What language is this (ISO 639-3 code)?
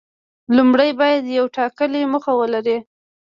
pus